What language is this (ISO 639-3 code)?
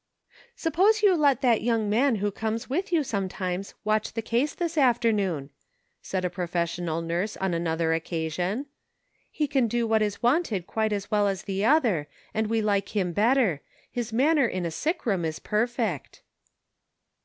eng